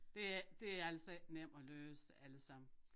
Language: Danish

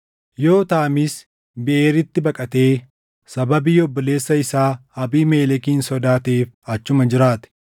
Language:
Oromo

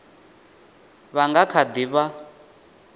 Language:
Venda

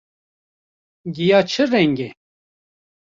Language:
Kurdish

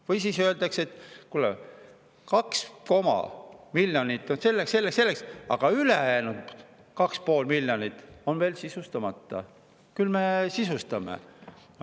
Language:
Estonian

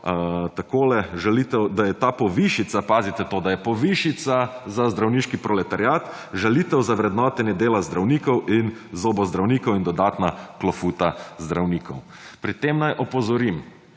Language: Slovenian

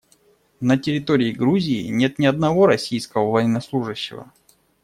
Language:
Russian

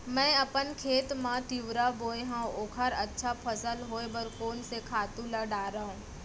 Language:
Chhattisgarhi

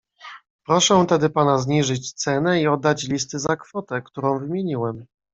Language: Polish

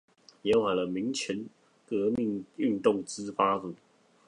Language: Chinese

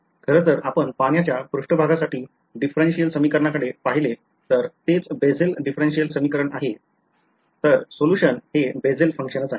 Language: Marathi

